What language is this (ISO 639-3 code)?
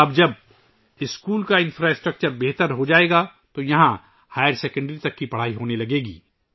urd